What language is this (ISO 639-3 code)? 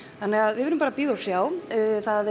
isl